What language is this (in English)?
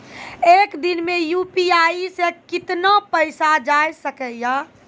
Maithili